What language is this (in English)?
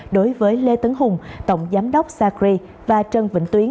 Vietnamese